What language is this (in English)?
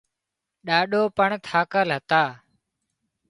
Wadiyara Koli